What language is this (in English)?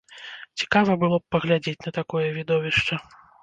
Belarusian